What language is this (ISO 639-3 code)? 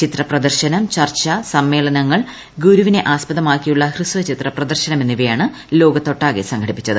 mal